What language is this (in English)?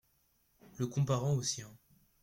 French